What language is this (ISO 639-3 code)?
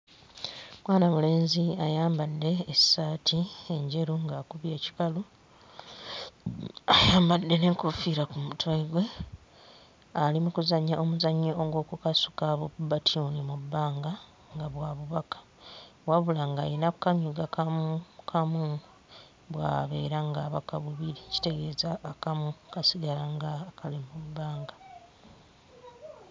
lug